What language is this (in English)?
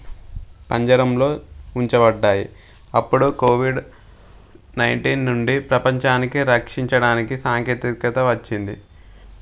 Telugu